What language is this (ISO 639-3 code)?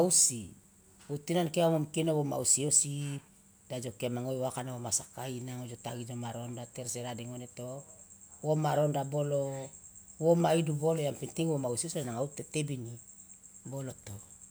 loa